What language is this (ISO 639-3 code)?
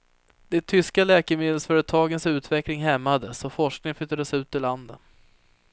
swe